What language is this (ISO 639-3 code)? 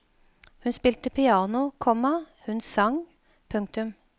nor